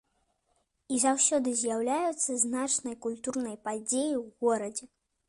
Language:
Belarusian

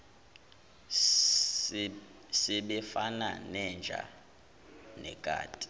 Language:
Zulu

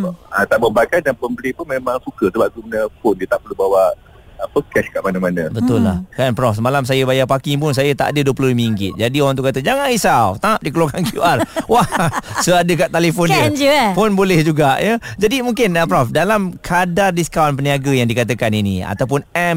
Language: Malay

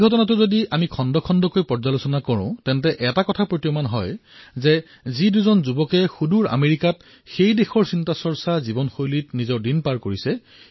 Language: Assamese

